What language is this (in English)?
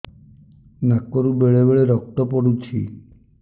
Odia